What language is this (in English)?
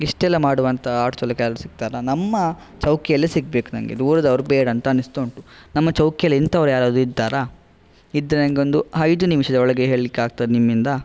Kannada